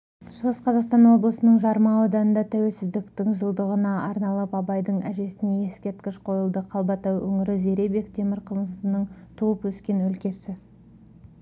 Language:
Kazakh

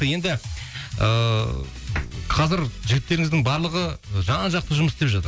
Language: Kazakh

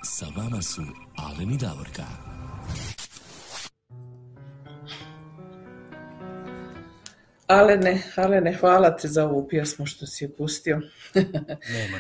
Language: Croatian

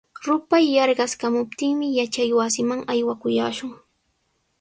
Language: Sihuas Ancash Quechua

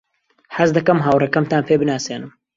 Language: Central Kurdish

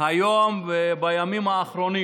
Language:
Hebrew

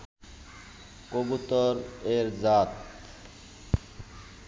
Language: Bangla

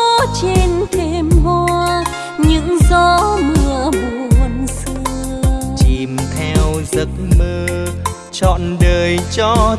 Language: Vietnamese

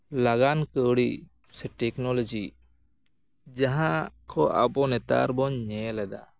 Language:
Santali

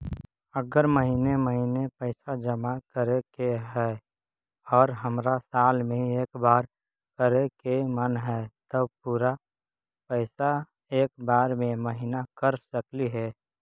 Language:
Magahi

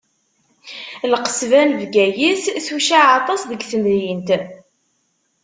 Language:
Kabyle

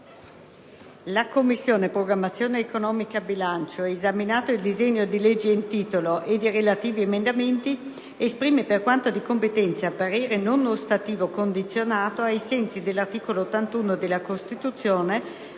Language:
Italian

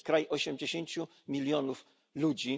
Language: Polish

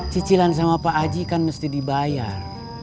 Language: Indonesian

